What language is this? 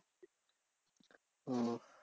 Bangla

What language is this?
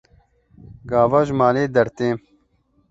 Kurdish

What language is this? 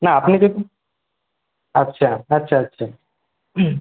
Bangla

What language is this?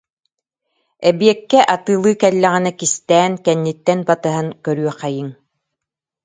Yakut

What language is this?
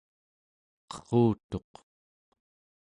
Central Yupik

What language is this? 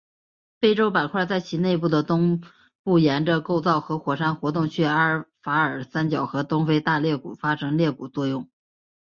Chinese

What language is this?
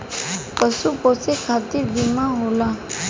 Bhojpuri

